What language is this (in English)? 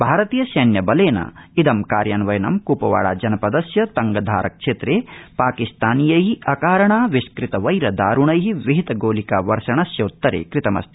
Sanskrit